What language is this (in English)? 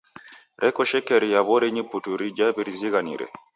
Taita